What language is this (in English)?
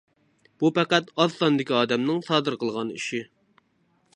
Uyghur